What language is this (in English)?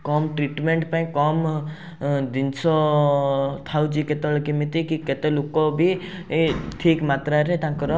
Odia